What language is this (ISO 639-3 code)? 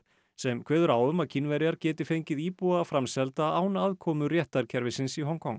isl